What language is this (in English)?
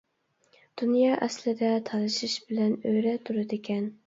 Uyghur